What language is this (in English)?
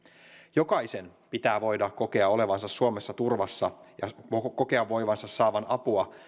Finnish